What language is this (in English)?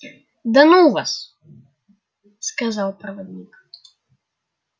Russian